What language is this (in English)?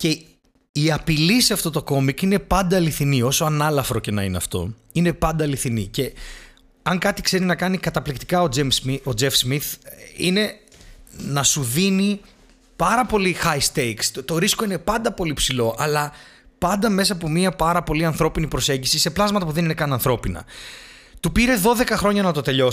Greek